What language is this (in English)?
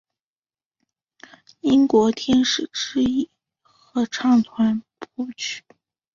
Chinese